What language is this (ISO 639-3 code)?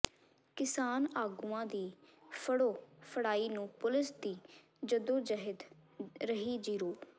pan